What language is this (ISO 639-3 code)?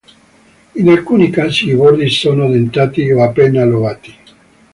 ita